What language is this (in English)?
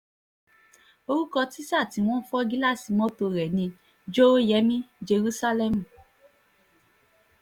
Yoruba